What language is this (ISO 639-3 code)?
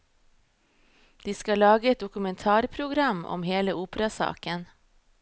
nor